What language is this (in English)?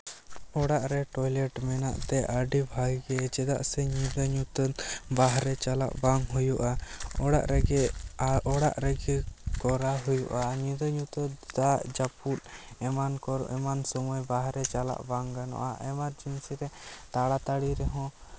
Santali